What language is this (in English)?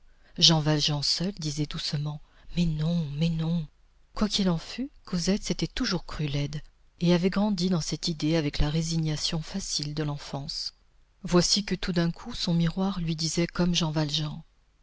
French